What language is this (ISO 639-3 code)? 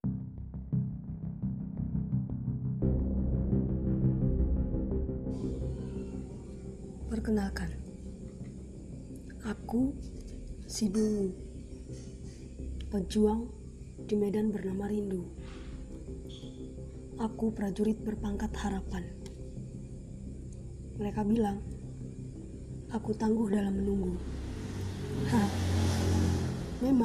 ind